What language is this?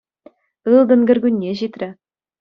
Chuvash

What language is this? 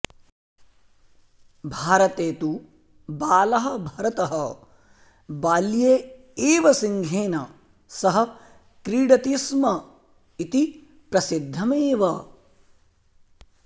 Sanskrit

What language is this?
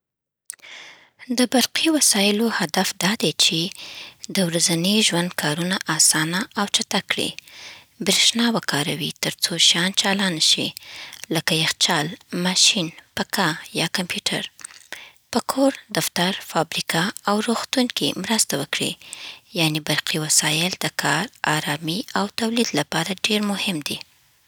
Southern Pashto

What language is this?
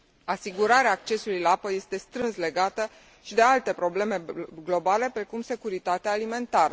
Romanian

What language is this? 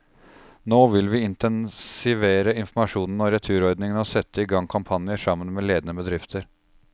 Norwegian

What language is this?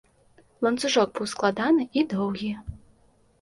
Belarusian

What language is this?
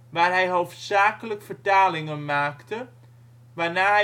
Dutch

